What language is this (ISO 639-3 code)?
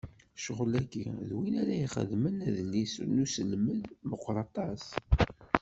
kab